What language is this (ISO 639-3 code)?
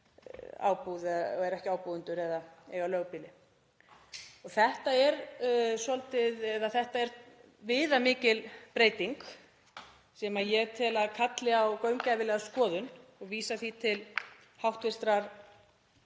isl